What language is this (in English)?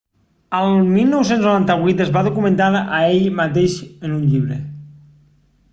Catalan